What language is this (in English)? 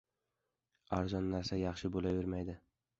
Uzbek